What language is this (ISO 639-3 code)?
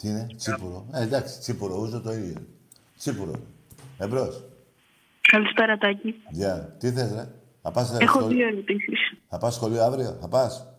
ell